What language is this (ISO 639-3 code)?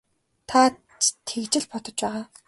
mon